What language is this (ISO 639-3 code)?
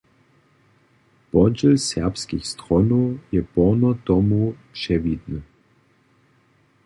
hsb